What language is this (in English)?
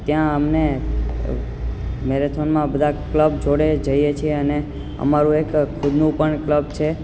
Gujarati